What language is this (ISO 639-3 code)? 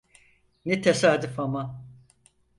tur